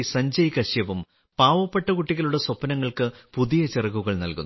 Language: Malayalam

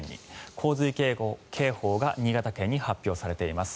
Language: Japanese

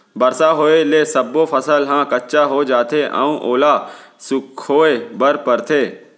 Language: Chhattisgarhi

